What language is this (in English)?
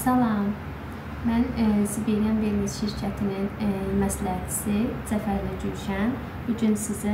Turkish